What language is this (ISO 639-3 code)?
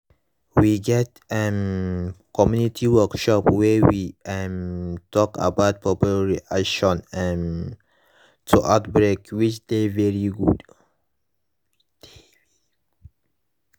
pcm